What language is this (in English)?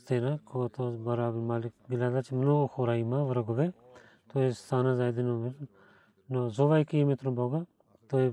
Bulgarian